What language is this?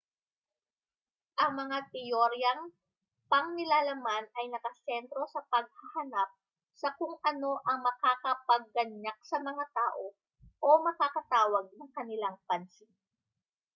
Filipino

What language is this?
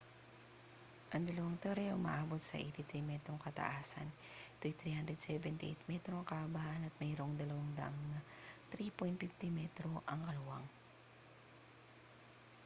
Filipino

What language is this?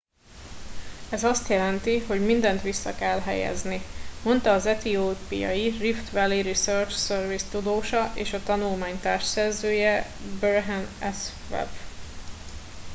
Hungarian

